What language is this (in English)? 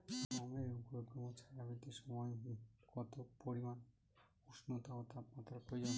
Bangla